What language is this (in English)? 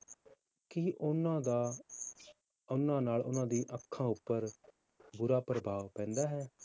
Punjabi